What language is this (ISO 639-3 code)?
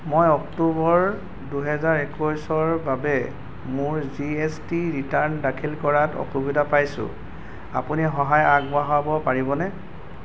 asm